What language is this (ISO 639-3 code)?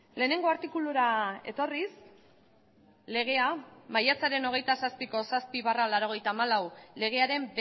eus